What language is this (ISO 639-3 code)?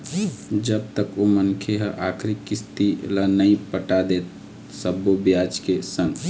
hne